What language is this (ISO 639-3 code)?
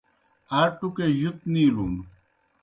plk